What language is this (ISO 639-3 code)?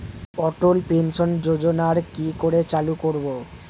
ben